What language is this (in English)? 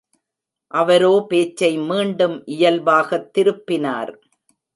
Tamil